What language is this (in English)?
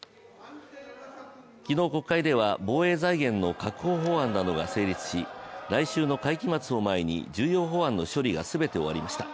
Japanese